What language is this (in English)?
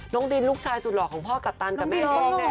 Thai